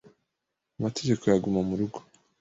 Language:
Kinyarwanda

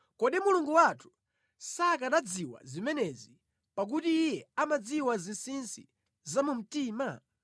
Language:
Nyanja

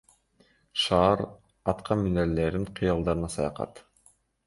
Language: Kyrgyz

